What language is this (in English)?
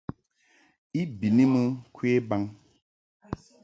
Mungaka